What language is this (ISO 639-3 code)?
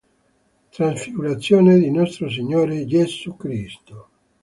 ita